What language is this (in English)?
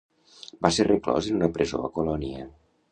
Catalan